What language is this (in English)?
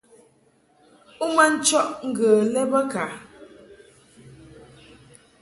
Mungaka